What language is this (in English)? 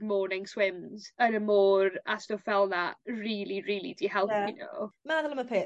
Welsh